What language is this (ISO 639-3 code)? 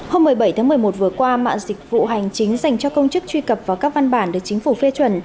vie